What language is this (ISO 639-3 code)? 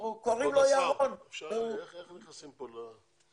heb